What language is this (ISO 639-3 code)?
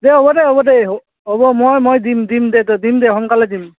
asm